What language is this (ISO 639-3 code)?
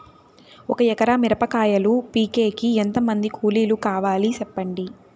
tel